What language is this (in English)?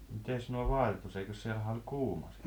Finnish